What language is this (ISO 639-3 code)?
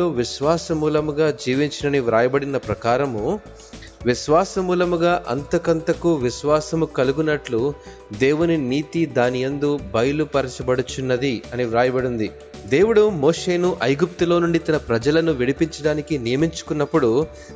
tel